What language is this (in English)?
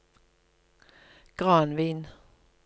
Norwegian